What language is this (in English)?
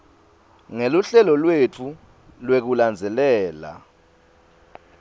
Swati